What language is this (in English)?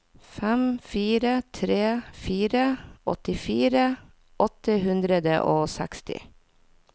Norwegian